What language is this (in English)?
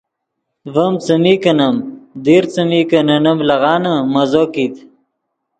Yidgha